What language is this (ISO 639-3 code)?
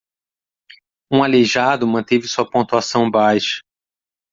por